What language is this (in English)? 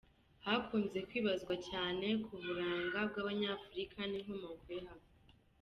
Kinyarwanda